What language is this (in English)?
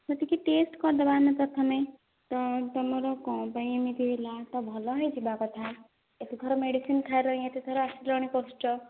Odia